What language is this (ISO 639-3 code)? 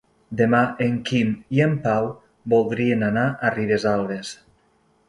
cat